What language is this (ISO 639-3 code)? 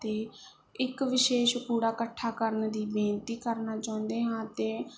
pan